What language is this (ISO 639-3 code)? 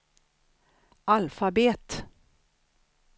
swe